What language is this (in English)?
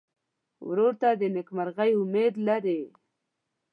Pashto